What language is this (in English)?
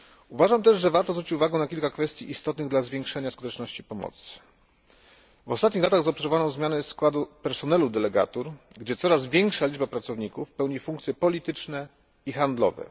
Polish